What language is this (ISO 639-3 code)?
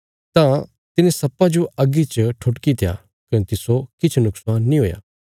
kfs